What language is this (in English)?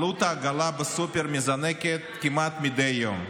Hebrew